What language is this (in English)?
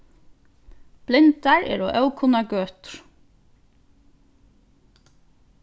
Faroese